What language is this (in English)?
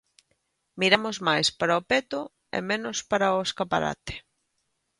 Galician